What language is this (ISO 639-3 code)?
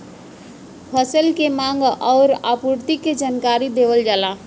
bho